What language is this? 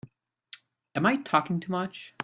English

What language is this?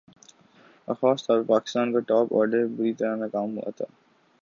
Urdu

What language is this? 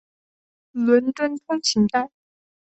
Chinese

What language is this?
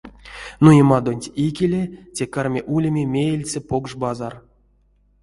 Erzya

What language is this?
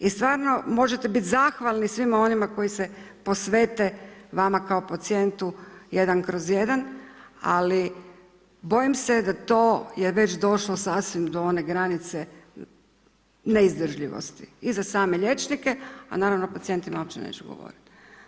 Croatian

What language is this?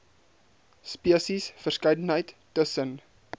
Afrikaans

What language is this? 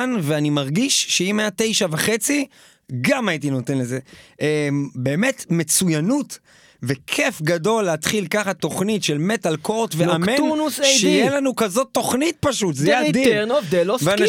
Hebrew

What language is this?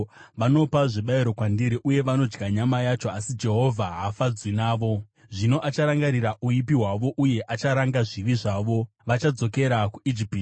Shona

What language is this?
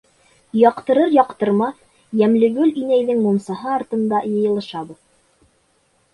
Bashkir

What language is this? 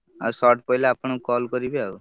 Odia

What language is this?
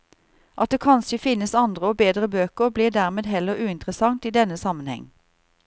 Norwegian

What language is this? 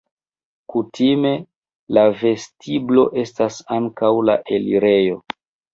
Esperanto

